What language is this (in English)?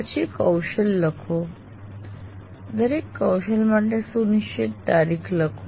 Gujarati